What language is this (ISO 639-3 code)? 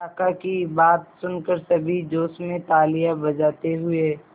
hin